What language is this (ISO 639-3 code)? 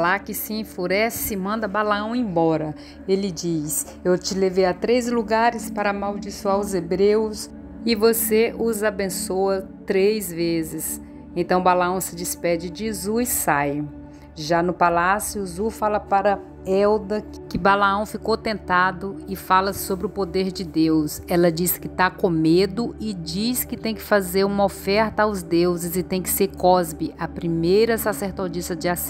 por